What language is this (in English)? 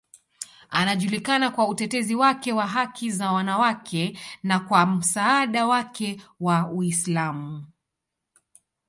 Swahili